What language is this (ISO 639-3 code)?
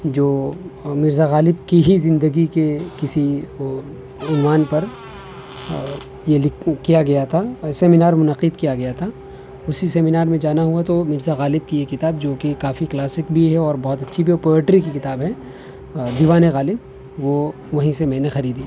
urd